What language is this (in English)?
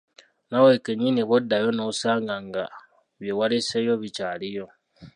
Ganda